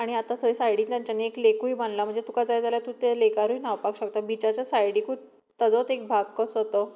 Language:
Konkani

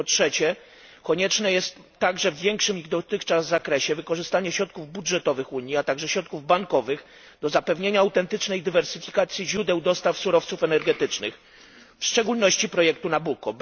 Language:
Polish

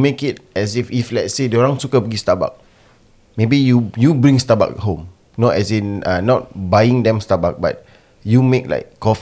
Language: Malay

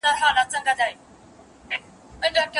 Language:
Pashto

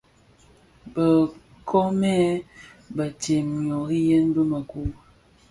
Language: Bafia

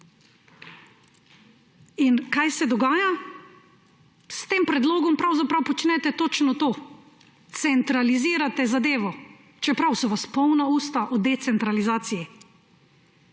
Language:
Slovenian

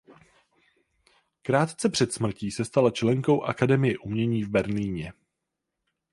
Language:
Czech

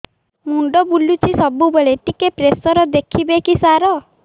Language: Odia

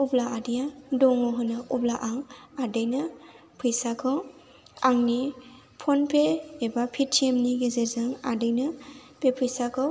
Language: Bodo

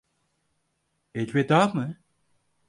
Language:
Turkish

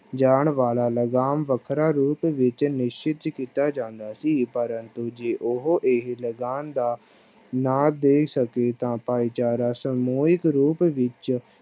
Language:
Punjabi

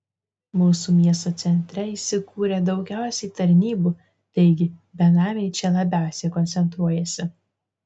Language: Lithuanian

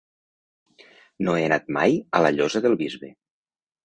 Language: Catalan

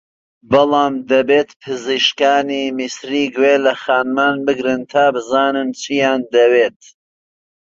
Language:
Central Kurdish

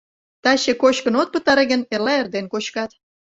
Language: Mari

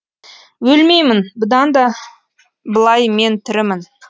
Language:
Kazakh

